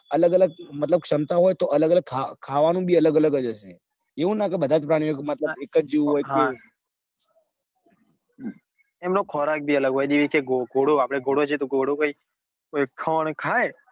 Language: Gujarati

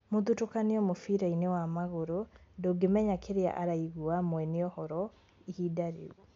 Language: Kikuyu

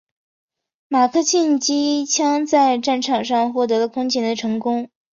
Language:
Chinese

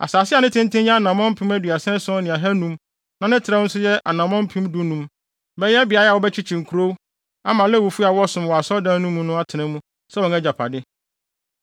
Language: Akan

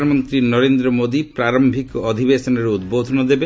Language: Odia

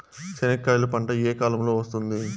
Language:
Telugu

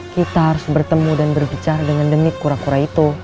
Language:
Indonesian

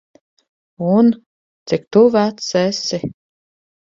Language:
Latvian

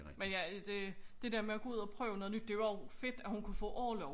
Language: Danish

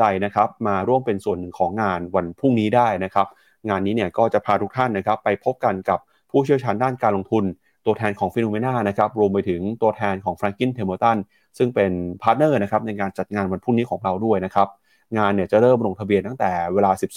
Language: Thai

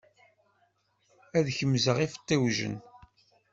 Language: Kabyle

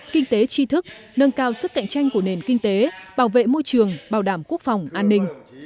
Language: Vietnamese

